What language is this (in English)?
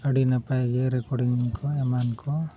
Santali